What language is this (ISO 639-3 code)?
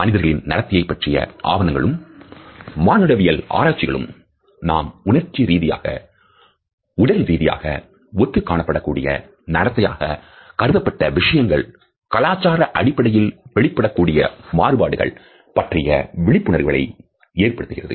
tam